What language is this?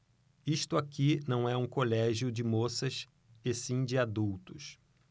Portuguese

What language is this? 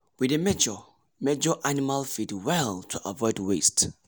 Nigerian Pidgin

